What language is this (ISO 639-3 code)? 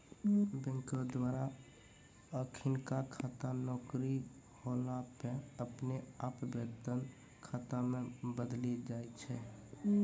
mai